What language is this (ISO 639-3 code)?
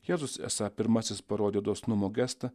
lit